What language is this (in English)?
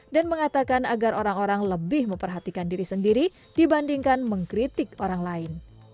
Indonesian